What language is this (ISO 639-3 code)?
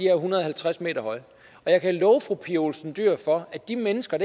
dan